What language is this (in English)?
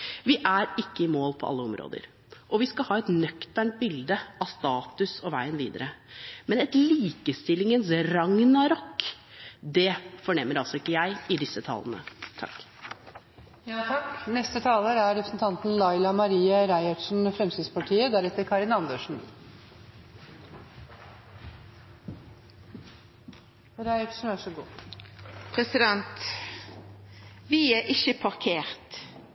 Norwegian